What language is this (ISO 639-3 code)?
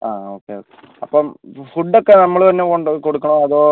mal